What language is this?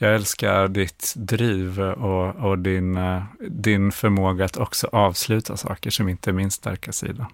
Swedish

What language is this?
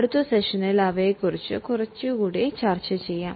Malayalam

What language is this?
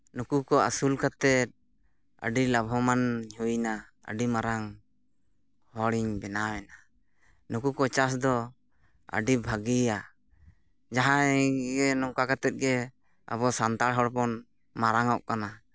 Santali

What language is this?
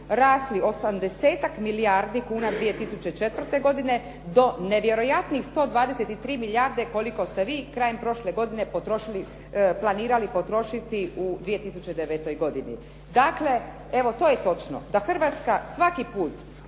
Croatian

